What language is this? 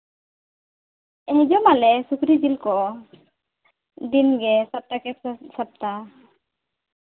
Santali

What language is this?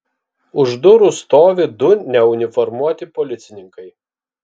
Lithuanian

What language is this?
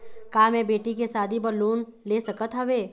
Chhattisgarhi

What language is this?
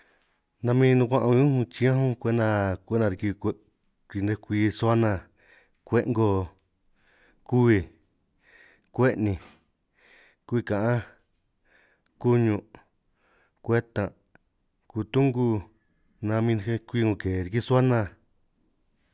San Martín Itunyoso Triqui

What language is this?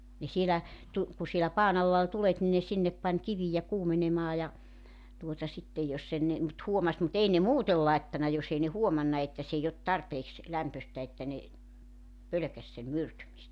Finnish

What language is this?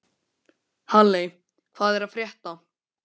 Icelandic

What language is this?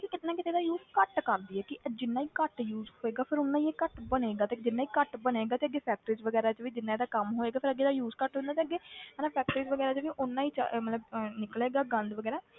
Punjabi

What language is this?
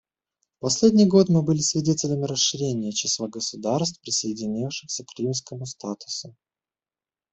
Russian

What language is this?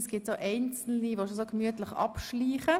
Swiss German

